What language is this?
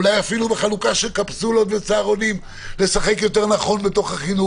Hebrew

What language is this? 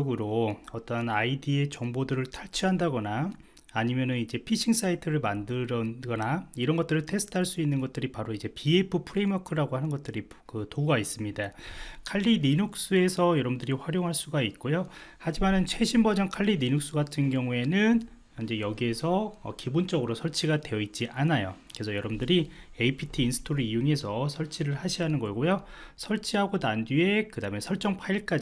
Korean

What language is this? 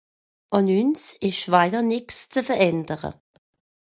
Swiss German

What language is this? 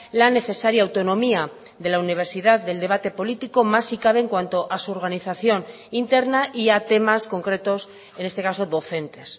Spanish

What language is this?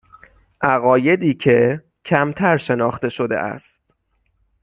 Persian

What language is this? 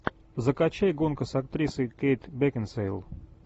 Russian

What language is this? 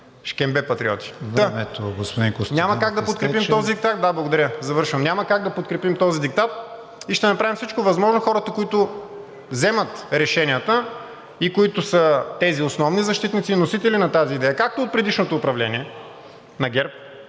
Bulgarian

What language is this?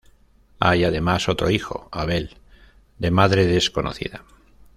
Spanish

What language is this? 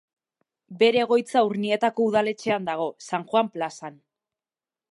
Basque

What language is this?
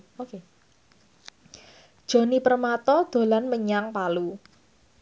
Javanese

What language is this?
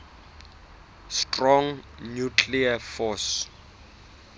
Southern Sotho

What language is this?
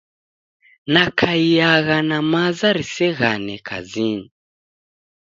Taita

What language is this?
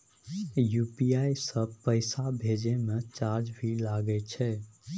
Maithili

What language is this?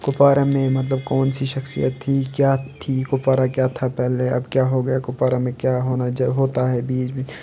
Kashmiri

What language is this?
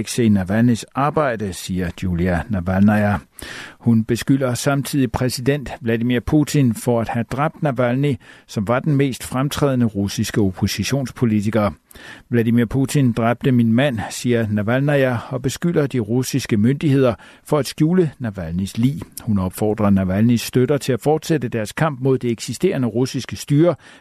Danish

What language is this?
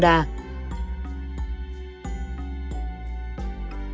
Vietnamese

